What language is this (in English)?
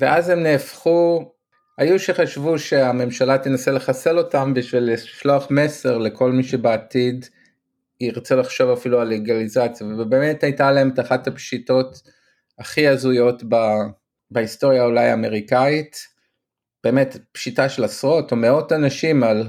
Hebrew